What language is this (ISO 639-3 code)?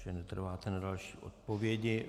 ces